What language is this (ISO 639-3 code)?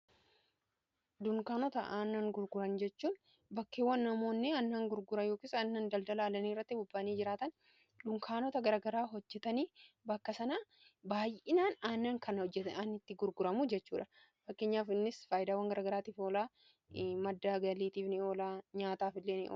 orm